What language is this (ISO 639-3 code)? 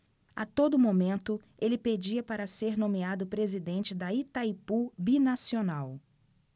por